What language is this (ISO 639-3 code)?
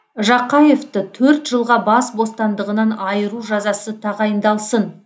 kaz